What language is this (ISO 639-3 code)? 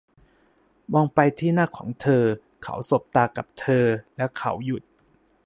tha